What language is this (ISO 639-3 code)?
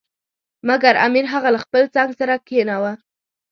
pus